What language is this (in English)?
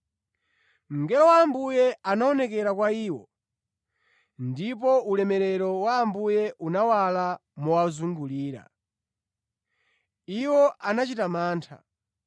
Nyanja